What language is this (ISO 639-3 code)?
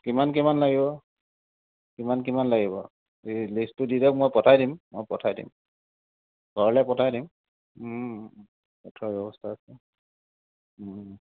asm